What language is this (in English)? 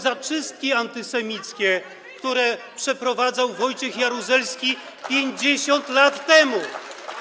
Polish